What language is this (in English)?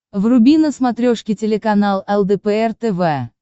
Russian